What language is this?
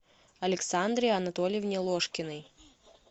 Russian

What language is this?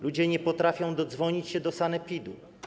Polish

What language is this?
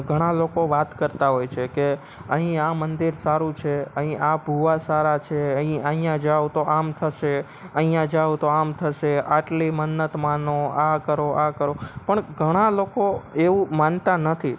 Gujarati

